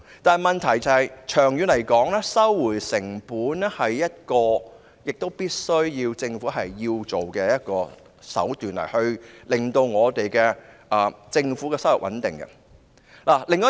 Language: Cantonese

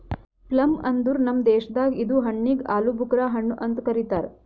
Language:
Kannada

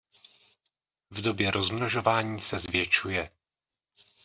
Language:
Czech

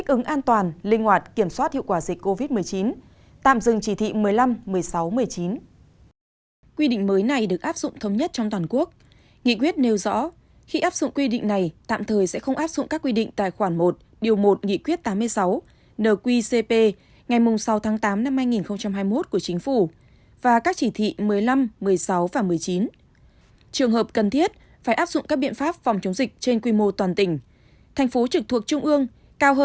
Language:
Vietnamese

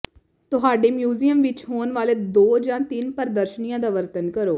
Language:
Punjabi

